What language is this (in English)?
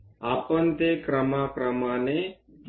Marathi